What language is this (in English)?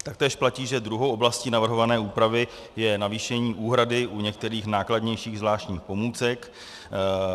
Czech